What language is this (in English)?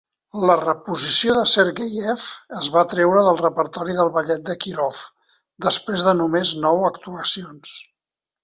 Catalan